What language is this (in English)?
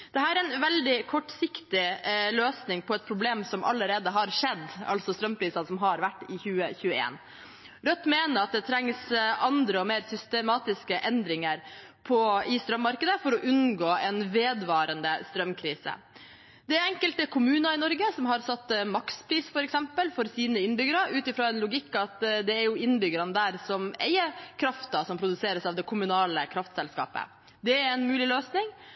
Norwegian Bokmål